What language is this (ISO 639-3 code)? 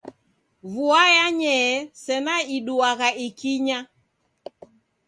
dav